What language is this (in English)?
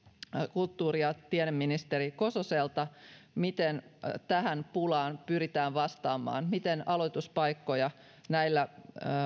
Finnish